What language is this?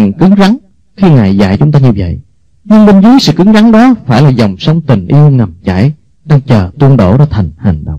Vietnamese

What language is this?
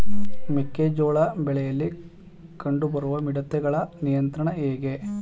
Kannada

